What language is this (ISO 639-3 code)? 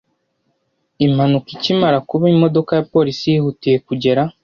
kin